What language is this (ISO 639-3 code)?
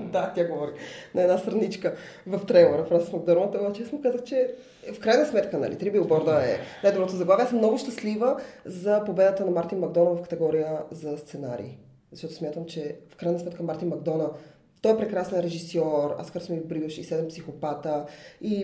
bul